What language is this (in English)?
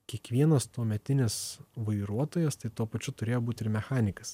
Lithuanian